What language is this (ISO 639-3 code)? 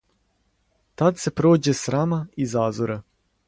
srp